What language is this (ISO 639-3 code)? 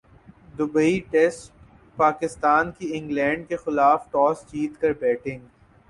urd